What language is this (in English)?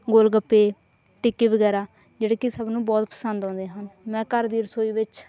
Punjabi